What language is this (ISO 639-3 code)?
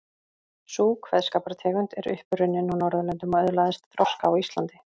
isl